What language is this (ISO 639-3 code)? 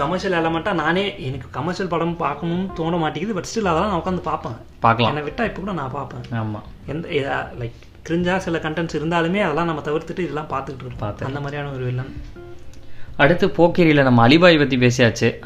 tam